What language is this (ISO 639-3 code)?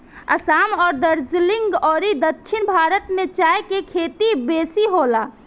bho